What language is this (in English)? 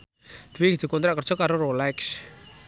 Javanese